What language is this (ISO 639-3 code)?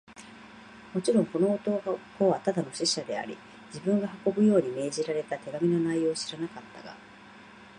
jpn